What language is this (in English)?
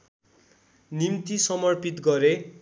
Nepali